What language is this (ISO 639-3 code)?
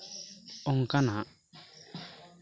sat